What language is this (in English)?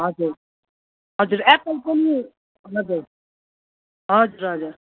Nepali